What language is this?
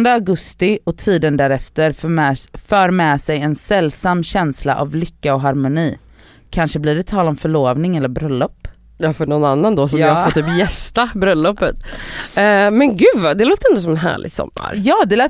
Swedish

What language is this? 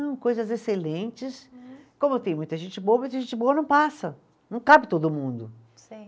Portuguese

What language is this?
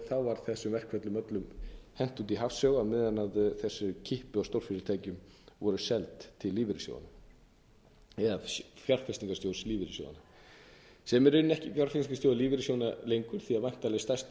Icelandic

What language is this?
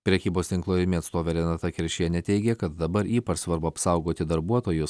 Lithuanian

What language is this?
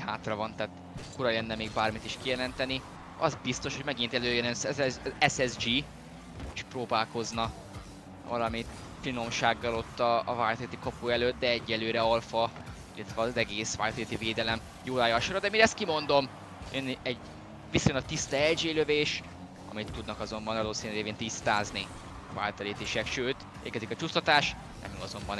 Hungarian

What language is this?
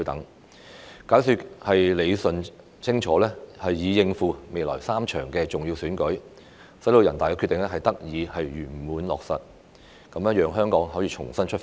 Cantonese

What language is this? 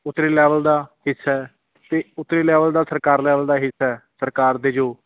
Punjabi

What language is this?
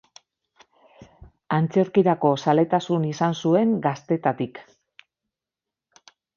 Basque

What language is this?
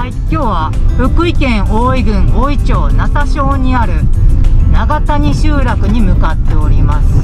Japanese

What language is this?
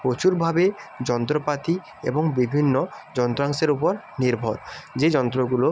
Bangla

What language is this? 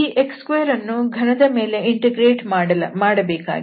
Kannada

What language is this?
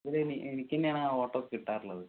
Malayalam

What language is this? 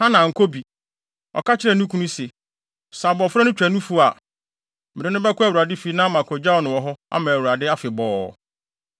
Akan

